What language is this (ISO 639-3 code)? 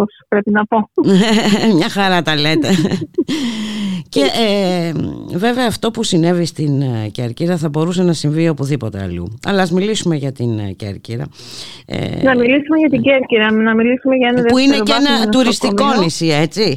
ell